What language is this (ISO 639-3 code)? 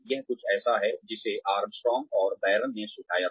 hin